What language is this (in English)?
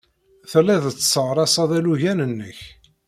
Kabyle